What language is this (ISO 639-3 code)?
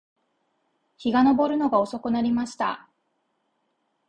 jpn